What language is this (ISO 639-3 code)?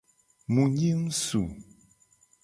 gej